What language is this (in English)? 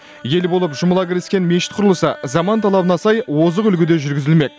Kazakh